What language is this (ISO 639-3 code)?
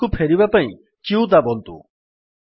ori